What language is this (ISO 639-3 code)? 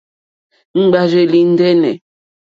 bri